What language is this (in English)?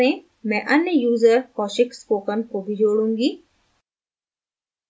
Hindi